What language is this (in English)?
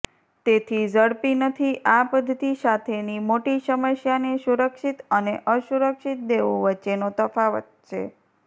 Gujarati